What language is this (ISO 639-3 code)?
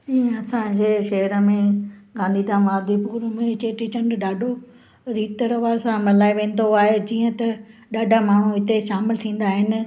snd